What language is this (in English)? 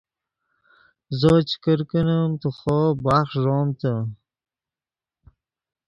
Yidgha